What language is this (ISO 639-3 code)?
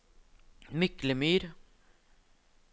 nor